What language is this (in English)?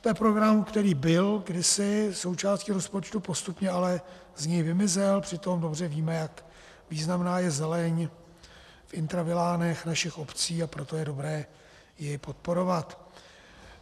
Czech